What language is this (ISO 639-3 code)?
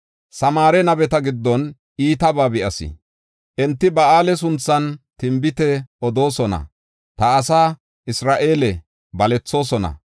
gof